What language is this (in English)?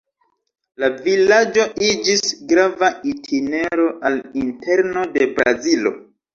Esperanto